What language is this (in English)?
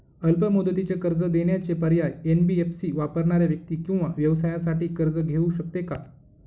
Marathi